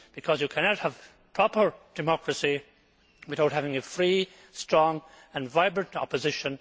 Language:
English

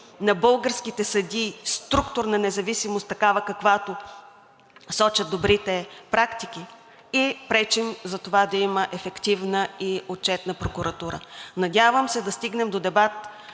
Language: Bulgarian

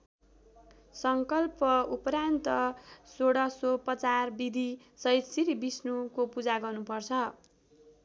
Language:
Nepali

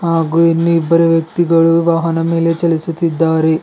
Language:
Kannada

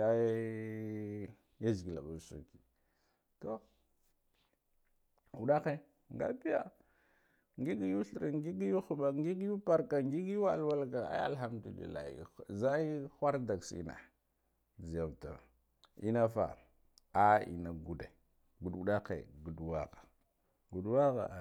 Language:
Guduf-Gava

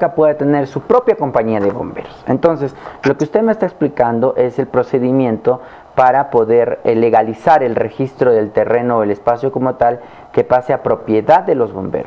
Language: Spanish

